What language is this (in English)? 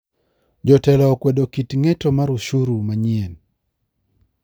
Luo (Kenya and Tanzania)